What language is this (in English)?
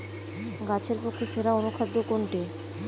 Bangla